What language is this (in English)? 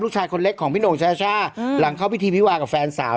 Thai